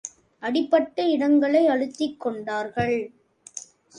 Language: Tamil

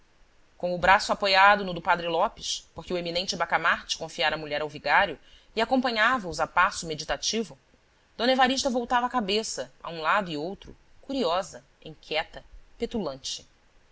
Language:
Portuguese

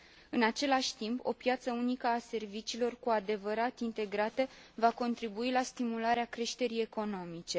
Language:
Romanian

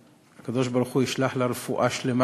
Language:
Hebrew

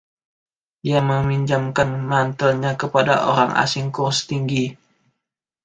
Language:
Indonesian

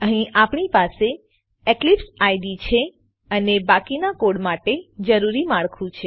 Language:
Gujarati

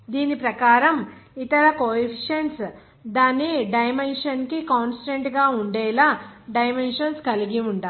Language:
Telugu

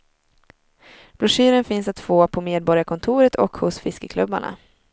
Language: Swedish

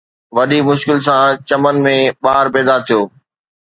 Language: Sindhi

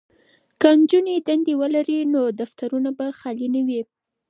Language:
Pashto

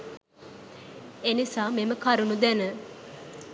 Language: Sinhala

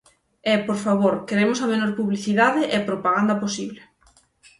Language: Galician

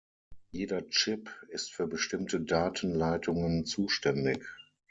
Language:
German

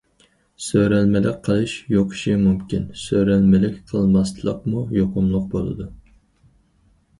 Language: Uyghur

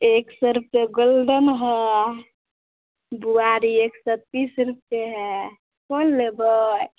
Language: Maithili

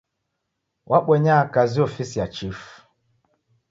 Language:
Taita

